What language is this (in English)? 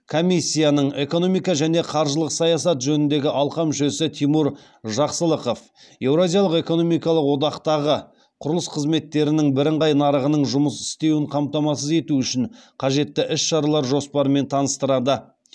Kazakh